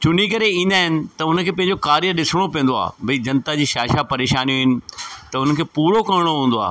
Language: Sindhi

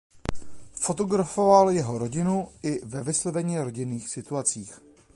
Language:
Czech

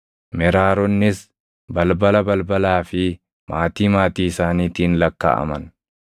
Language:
Oromo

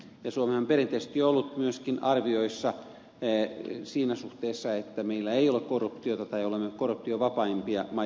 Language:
Finnish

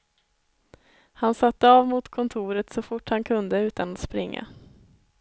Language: Swedish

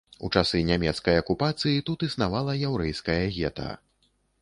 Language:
Belarusian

